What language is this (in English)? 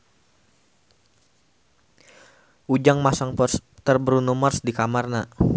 Sundanese